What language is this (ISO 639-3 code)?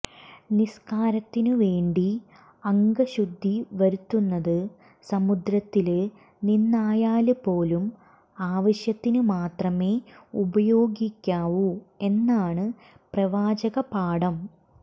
mal